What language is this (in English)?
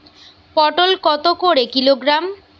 Bangla